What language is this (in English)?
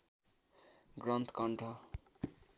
Nepali